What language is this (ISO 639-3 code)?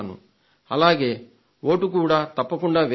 tel